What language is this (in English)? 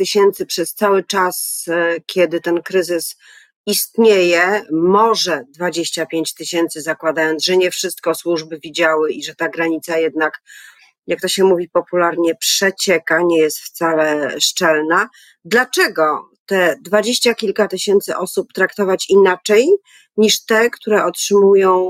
Polish